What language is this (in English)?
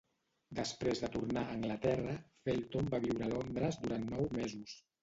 Catalan